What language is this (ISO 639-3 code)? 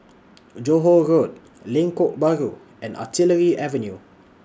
eng